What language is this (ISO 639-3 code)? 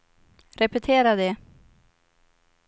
swe